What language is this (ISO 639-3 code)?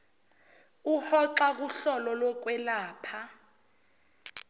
zul